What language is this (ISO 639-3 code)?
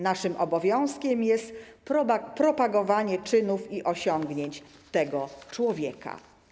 pol